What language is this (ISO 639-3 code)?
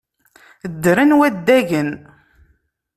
kab